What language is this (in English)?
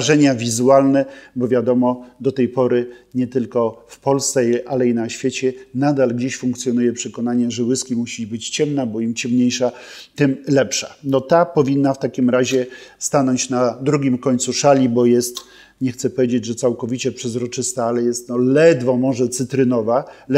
Polish